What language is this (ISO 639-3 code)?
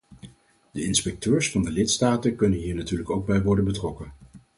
nld